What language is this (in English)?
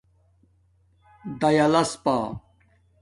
Domaaki